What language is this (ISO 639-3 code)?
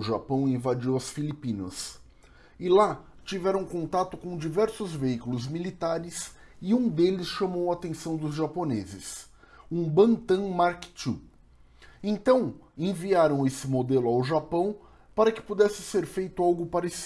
por